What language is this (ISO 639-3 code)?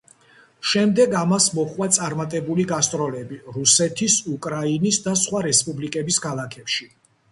kat